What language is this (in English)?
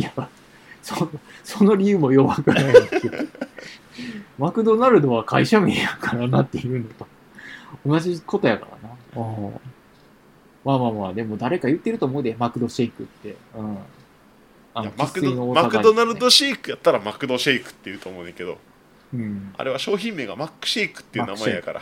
Japanese